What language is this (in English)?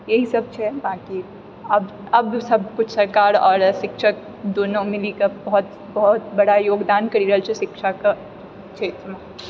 Maithili